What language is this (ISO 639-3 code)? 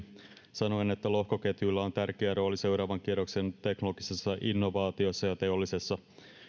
fin